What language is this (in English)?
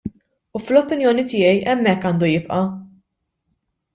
Maltese